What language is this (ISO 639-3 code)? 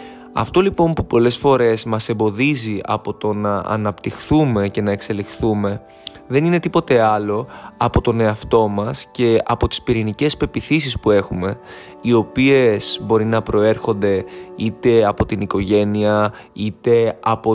ell